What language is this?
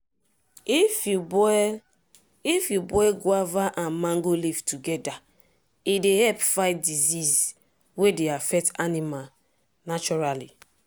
Nigerian Pidgin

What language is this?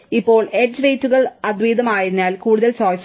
Malayalam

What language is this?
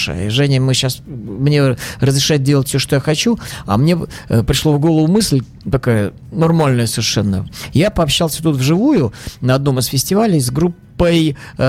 Russian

